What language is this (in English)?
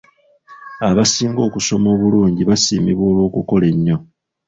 Ganda